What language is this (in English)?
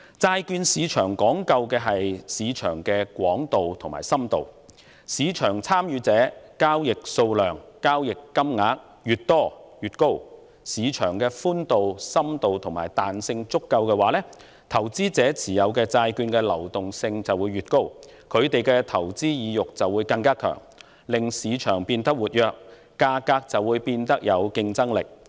Cantonese